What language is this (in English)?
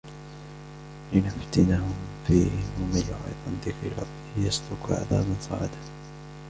Arabic